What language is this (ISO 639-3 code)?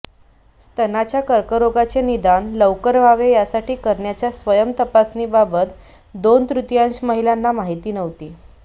mar